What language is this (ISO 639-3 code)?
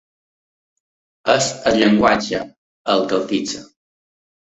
cat